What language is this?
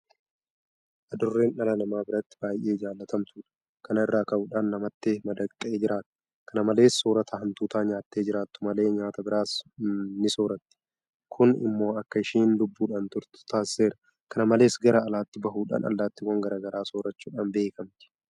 Oromo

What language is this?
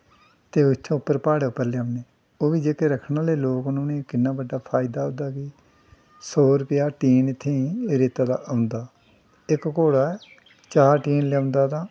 Dogri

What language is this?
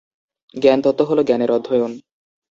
Bangla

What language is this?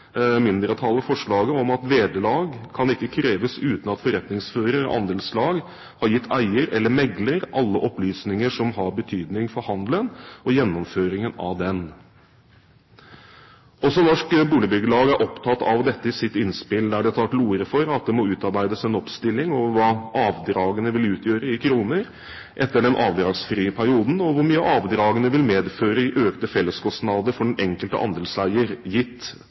Norwegian Bokmål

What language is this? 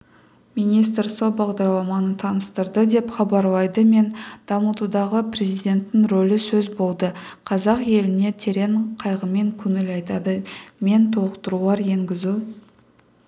Kazakh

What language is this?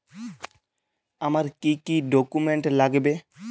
Bangla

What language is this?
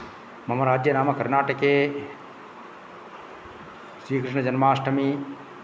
Sanskrit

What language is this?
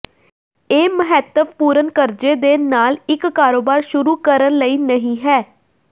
Punjabi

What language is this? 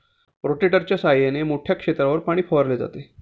Marathi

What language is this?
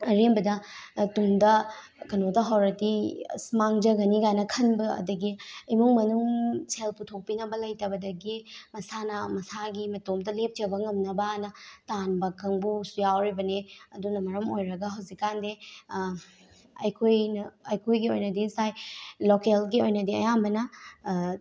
Manipuri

